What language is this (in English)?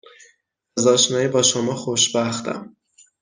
Persian